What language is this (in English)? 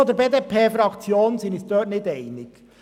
Swiss German